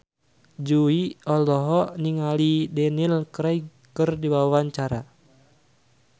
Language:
Sundanese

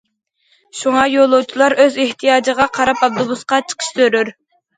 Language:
Uyghur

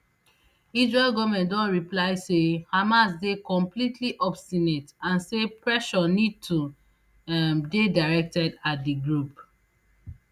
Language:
Nigerian Pidgin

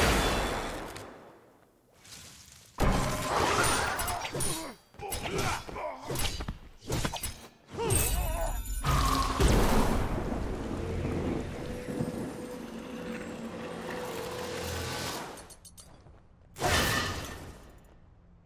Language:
Spanish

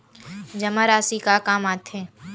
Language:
Chhattisgarhi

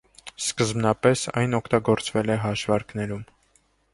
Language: Armenian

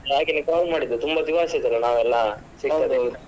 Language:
Kannada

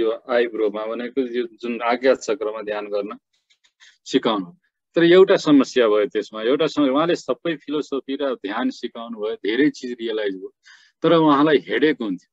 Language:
Hindi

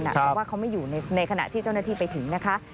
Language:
Thai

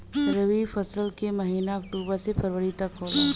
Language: Bhojpuri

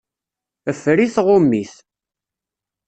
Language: Kabyle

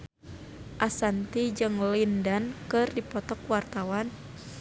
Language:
Sundanese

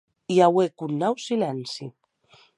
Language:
Occitan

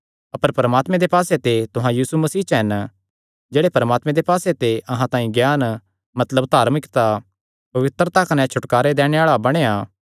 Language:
Kangri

